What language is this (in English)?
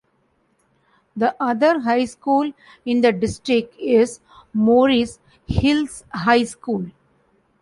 English